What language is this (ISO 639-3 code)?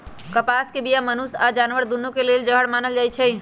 mag